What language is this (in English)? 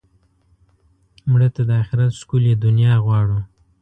Pashto